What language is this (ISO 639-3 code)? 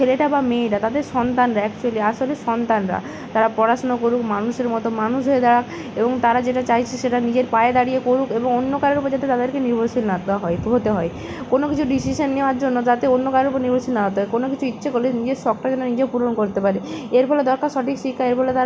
ben